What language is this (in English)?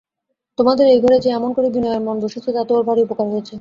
Bangla